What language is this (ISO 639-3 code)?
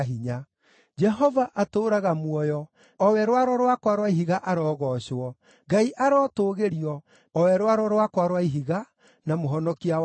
kik